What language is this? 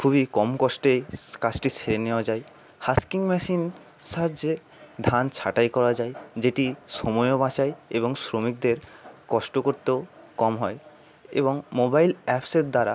Bangla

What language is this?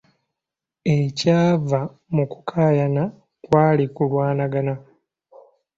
Ganda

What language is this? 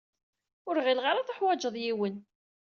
Kabyle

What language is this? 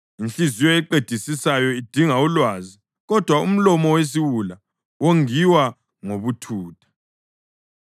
North Ndebele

